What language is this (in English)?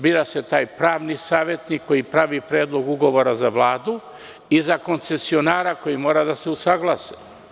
Serbian